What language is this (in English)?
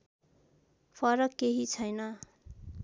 Nepali